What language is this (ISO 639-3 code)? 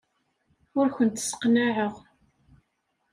kab